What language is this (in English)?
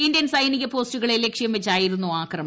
Malayalam